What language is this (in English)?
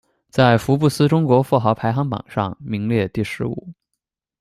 Chinese